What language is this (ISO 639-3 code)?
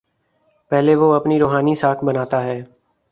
urd